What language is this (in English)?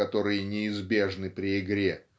Russian